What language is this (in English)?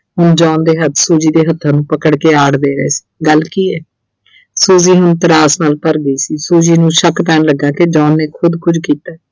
Punjabi